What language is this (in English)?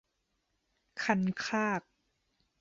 Thai